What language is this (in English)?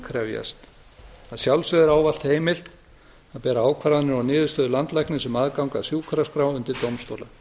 Icelandic